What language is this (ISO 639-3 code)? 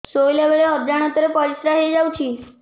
ori